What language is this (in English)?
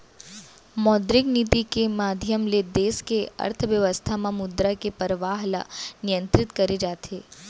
Chhattisgarhi